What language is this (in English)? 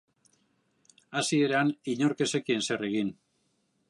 Basque